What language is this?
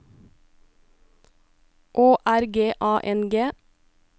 Norwegian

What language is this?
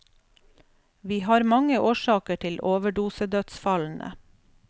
Norwegian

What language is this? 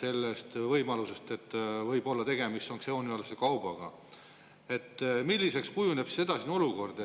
Estonian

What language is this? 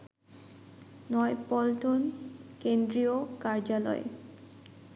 Bangla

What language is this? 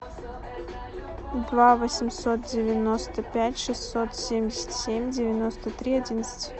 Russian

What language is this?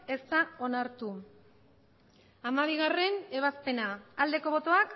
Basque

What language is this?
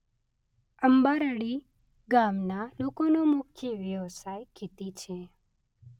Gujarati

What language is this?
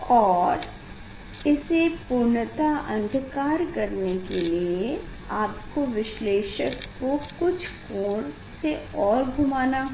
Hindi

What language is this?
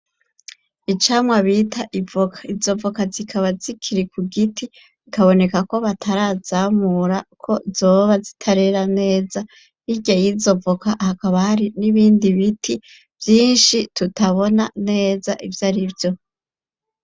Rundi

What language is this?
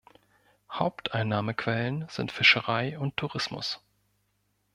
German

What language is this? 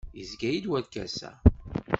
Kabyle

